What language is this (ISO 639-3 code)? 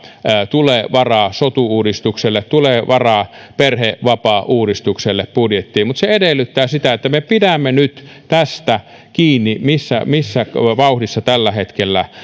fin